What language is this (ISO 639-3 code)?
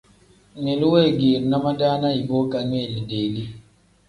kdh